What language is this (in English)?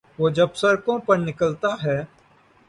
Urdu